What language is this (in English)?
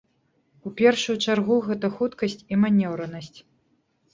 Belarusian